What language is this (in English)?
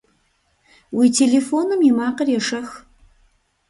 Kabardian